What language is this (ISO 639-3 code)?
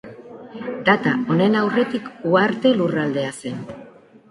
eus